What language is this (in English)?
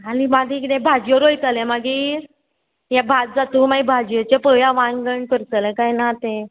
Konkani